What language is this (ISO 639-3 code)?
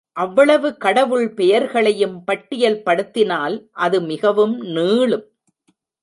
tam